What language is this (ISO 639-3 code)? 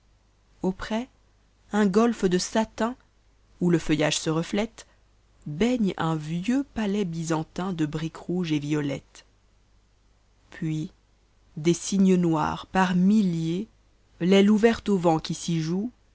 fra